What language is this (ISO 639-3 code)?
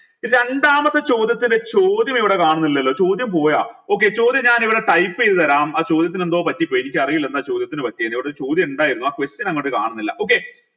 mal